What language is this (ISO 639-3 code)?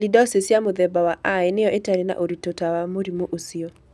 kik